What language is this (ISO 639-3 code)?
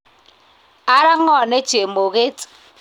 kln